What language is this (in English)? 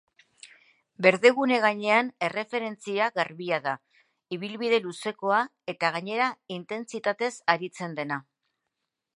Basque